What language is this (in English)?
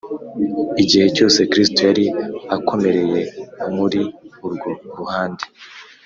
Kinyarwanda